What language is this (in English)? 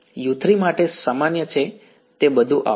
Gujarati